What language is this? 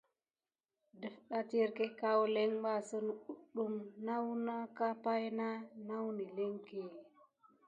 Gidar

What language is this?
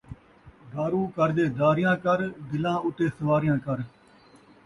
Saraiki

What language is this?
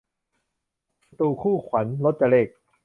Thai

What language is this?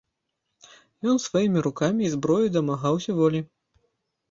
Belarusian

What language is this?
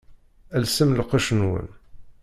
Kabyle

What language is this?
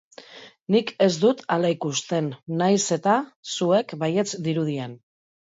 Basque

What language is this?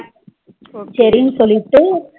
Tamil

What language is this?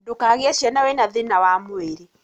Kikuyu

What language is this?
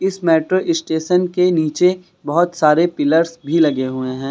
Hindi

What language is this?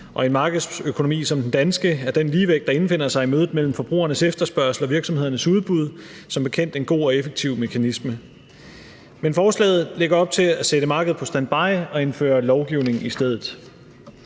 Danish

